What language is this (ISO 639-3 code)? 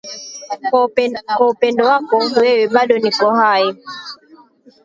swa